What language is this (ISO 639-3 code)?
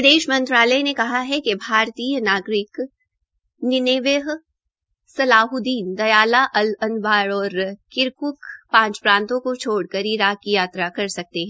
hin